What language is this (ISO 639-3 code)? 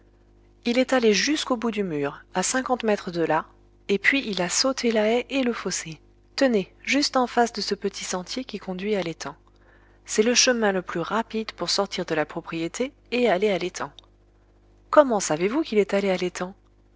fra